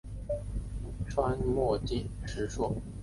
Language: Chinese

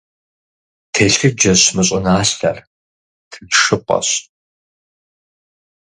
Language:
Kabardian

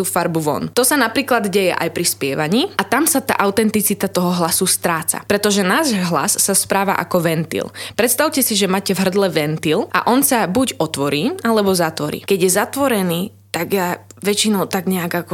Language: Slovak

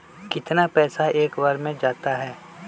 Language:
Magahi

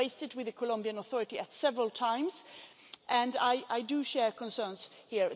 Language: English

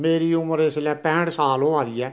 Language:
Dogri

